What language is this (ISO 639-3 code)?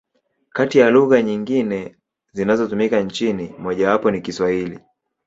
swa